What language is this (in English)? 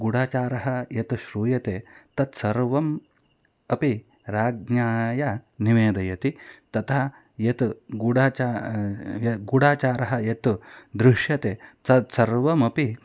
Sanskrit